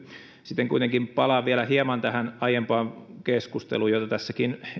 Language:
Finnish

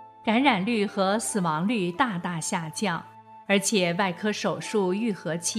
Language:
Chinese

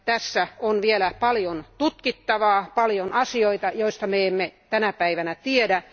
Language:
Finnish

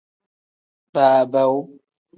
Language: Tem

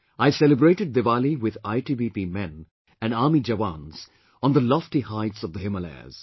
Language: English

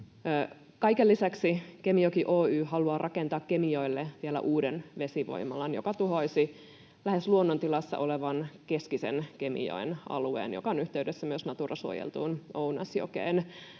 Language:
Finnish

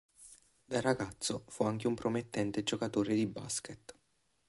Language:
Italian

